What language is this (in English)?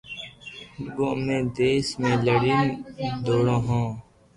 Loarki